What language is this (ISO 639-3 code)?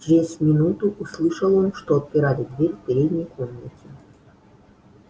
rus